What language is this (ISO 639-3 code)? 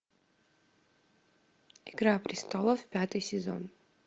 rus